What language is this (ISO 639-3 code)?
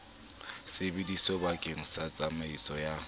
sot